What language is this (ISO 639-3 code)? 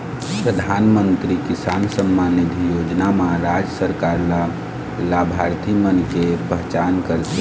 hne